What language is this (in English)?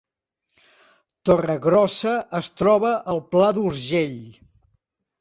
Catalan